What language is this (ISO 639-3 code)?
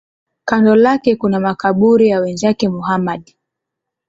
swa